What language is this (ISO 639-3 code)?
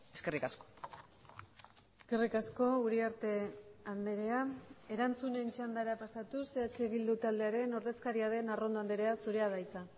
eus